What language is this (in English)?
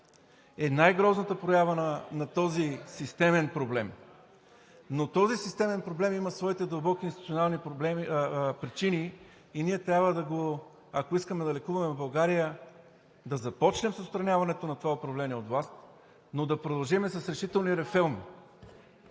Bulgarian